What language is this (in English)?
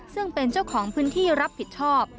Thai